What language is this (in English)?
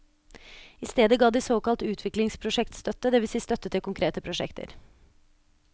Norwegian